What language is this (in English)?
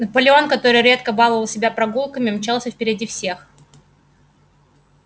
Russian